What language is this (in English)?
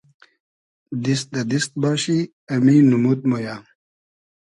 Hazaragi